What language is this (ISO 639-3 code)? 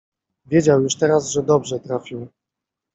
pol